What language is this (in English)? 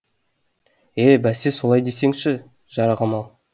Kazakh